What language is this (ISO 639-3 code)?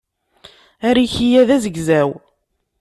kab